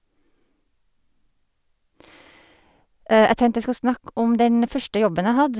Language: Norwegian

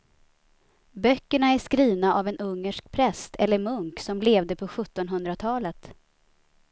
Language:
Swedish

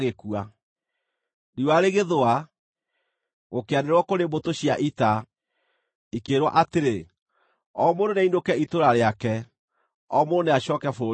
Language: Kikuyu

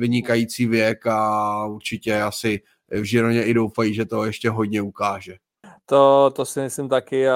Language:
Czech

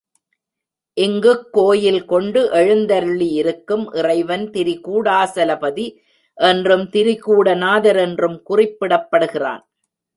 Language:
Tamil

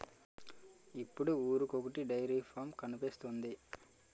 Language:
Telugu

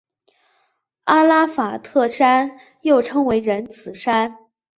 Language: Chinese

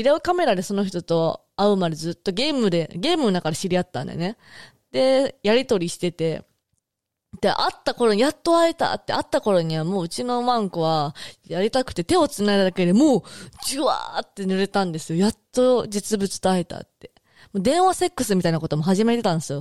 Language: Japanese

